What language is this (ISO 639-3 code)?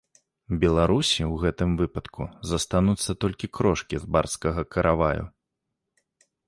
bel